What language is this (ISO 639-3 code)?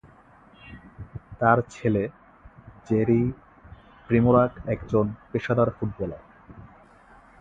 ben